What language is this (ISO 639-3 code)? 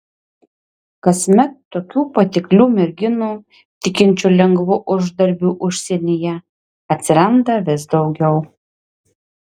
lit